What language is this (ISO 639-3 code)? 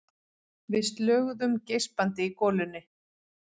isl